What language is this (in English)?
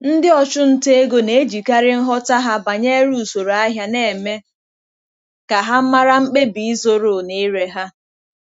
Igbo